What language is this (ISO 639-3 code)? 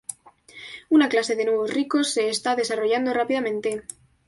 spa